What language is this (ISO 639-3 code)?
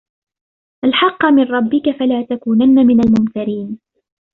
ara